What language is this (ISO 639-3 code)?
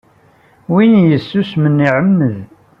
kab